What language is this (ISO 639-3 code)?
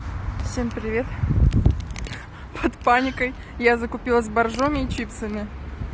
rus